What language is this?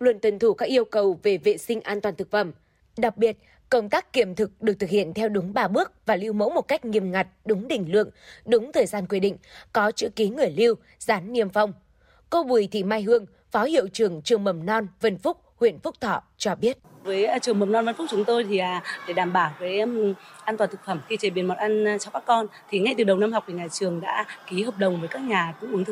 Vietnamese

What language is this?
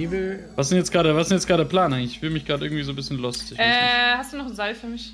German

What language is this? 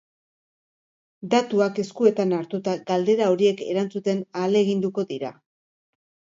Basque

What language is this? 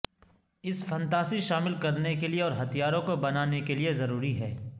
Urdu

